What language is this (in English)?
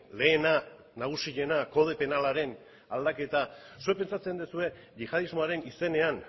Basque